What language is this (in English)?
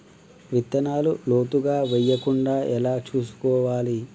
Telugu